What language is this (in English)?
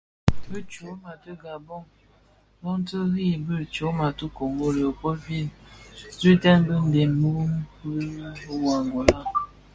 Bafia